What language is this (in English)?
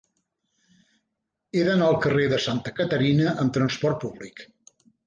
Catalan